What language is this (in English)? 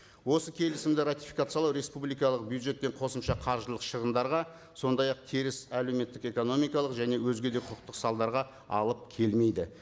Kazakh